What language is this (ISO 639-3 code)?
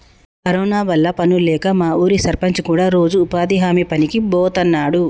tel